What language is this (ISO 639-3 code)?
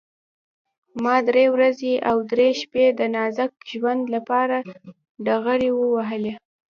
pus